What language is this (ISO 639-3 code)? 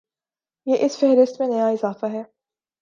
urd